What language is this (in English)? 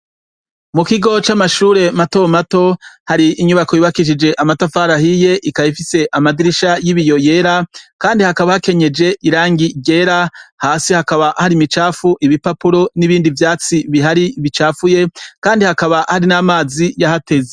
Rundi